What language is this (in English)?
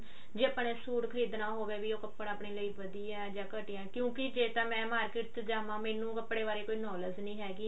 Punjabi